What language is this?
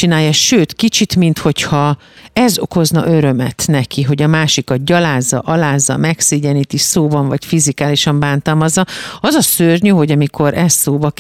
Hungarian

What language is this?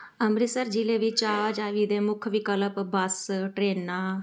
Punjabi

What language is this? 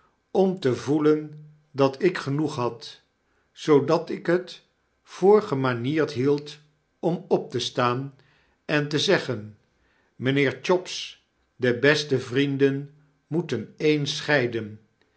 Dutch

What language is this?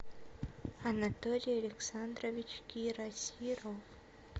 Russian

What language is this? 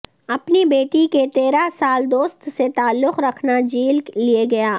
Urdu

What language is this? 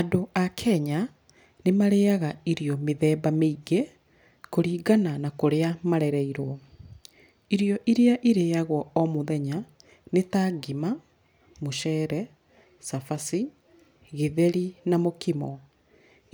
Kikuyu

